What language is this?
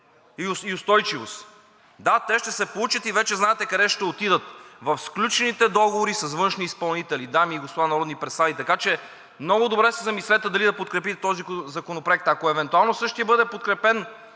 Bulgarian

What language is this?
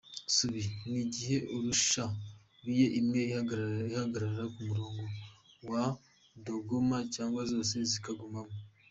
Kinyarwanda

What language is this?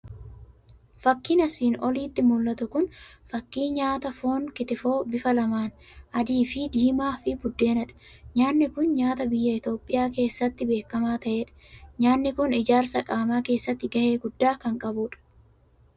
Oromo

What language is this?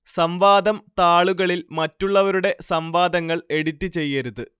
Malayalam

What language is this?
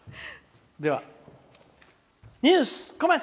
Japanese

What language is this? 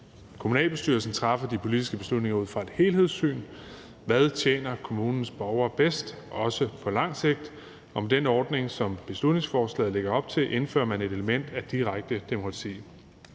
Danish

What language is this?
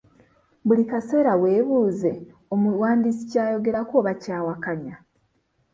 Ganda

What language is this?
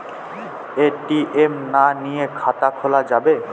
Bangla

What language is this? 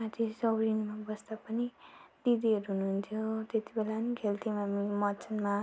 Nepali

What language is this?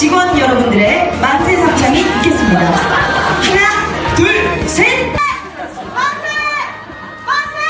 Korean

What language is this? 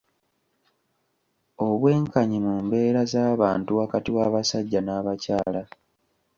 Ganda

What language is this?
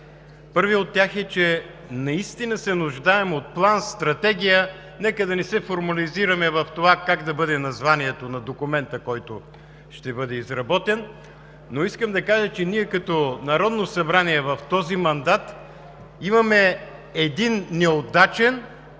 Bulgarian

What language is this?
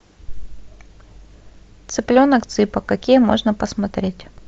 Russian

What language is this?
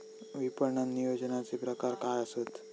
Marathi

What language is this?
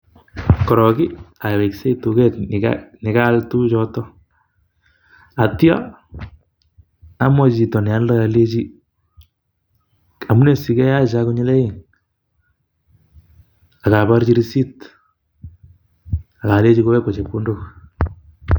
Kalenjin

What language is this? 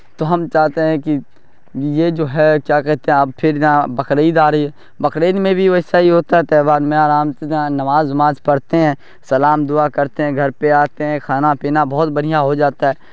Urdu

